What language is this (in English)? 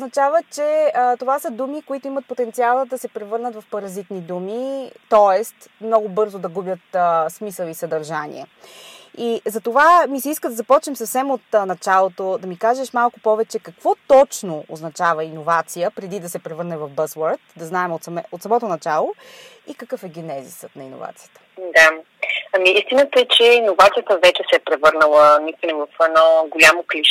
Bulgarian